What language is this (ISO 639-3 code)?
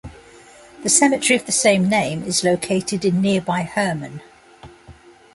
eng